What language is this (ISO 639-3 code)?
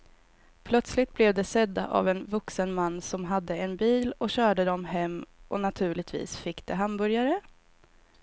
swe